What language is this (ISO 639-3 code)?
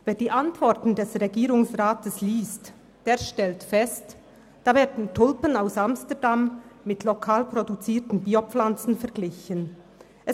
gsw